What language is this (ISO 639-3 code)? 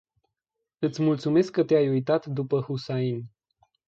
ron